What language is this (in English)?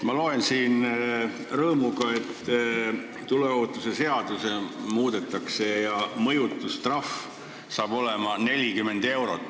Estonian